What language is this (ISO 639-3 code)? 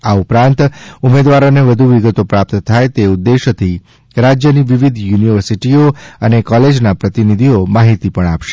guj